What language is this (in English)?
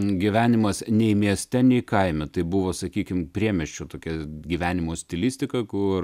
Lithuanian